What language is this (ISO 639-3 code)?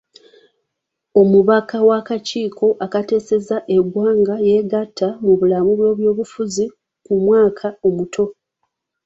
lug